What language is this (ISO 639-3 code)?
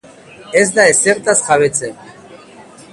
eus